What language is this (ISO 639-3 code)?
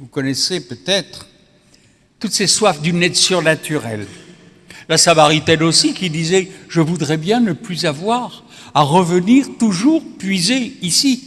fra